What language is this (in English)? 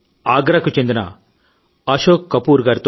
Telugu